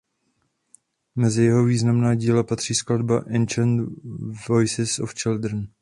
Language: Czech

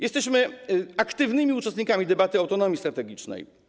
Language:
Polish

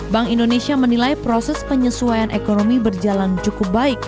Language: Indonesian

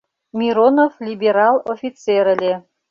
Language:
Mari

